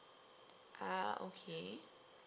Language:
English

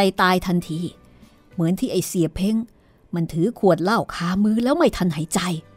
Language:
Thai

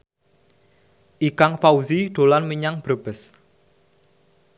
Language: Javanese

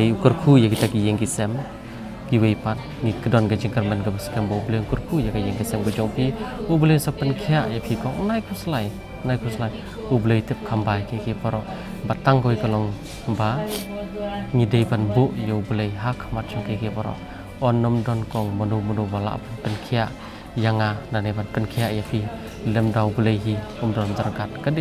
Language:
Indonesian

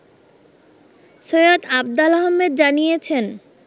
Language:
Bangla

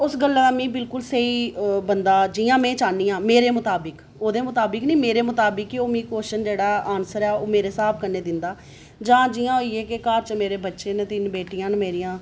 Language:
Dogri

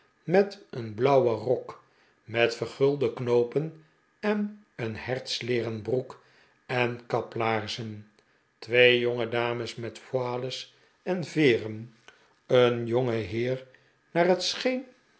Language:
Dutch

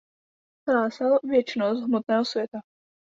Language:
Czech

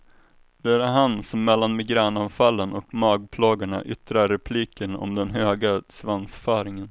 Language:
Swedish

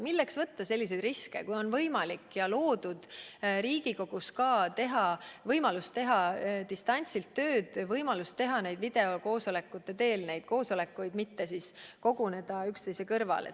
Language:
Estonian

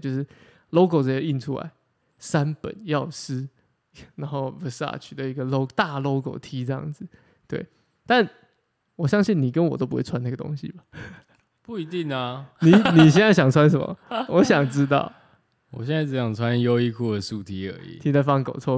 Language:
Chinese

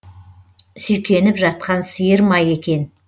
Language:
Kazakh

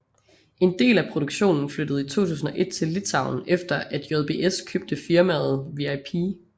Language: Danish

